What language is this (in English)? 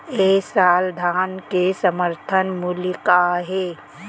Chhattisgarhi